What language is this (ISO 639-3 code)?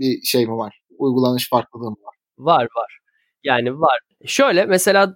tur